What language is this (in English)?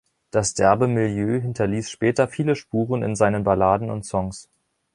German